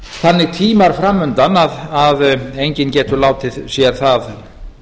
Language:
Icelandic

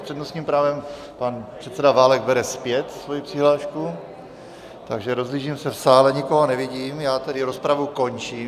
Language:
Czech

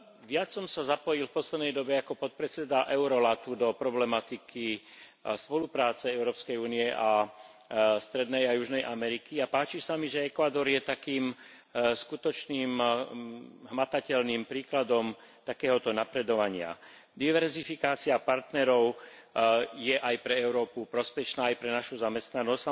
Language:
Slovak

